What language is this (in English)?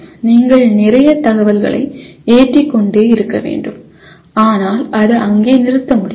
Tamil